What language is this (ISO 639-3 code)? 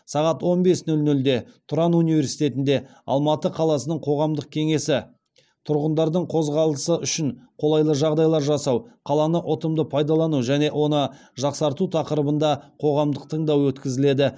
kaz